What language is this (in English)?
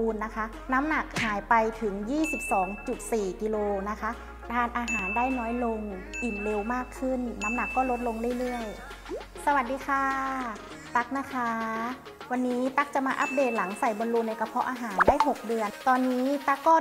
Thai